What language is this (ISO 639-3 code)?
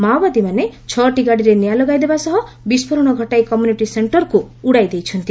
ori